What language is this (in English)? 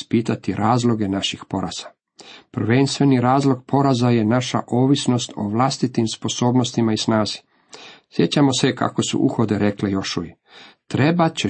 Croatian